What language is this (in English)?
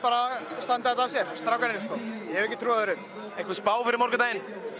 Icelandic